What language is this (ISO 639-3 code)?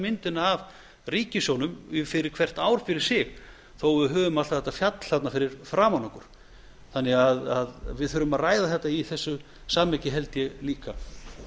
isl